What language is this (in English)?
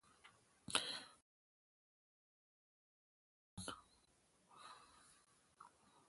Kalkoti